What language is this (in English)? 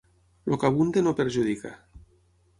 Catalan